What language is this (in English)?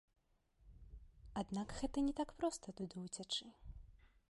Belarusian